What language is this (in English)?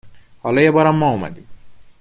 Persian